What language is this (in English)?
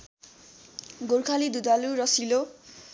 Nepali